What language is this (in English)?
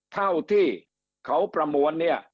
Thai